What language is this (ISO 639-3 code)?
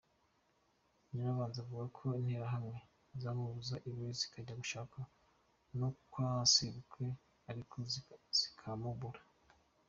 kin